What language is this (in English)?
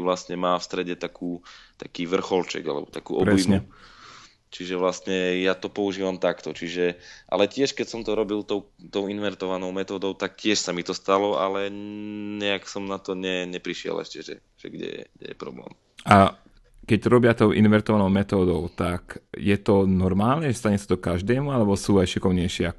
Slovak